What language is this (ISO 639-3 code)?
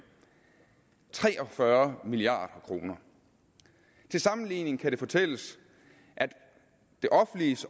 dan